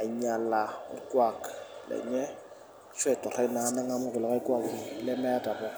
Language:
Masai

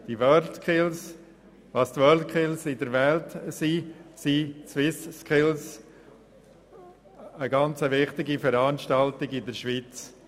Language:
Swiss German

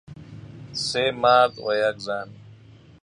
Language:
Persian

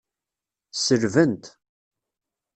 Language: Kabyle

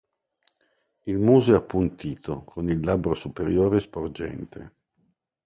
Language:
Italian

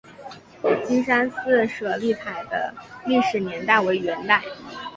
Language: Chinese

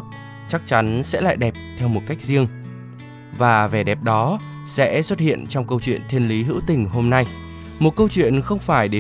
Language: Vietnamese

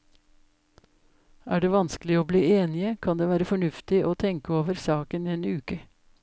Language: Norwegian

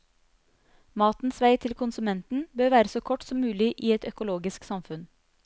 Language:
Norwegian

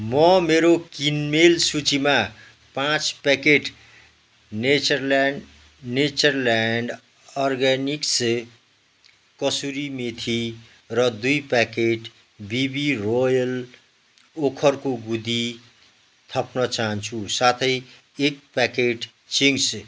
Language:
Nepali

